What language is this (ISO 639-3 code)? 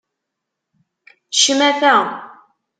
kab